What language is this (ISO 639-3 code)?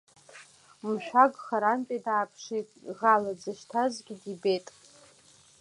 abk